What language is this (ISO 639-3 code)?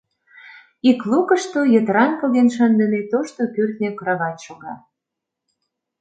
chm